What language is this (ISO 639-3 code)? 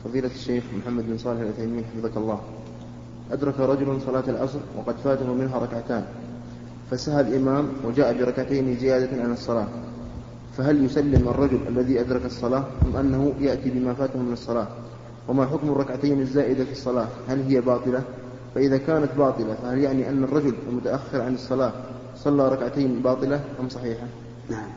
ara